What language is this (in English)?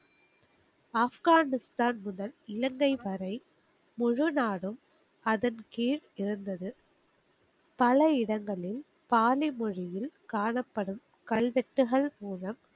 Tamil